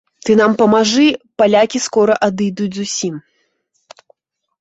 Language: Belarusian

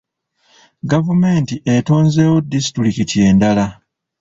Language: Ganda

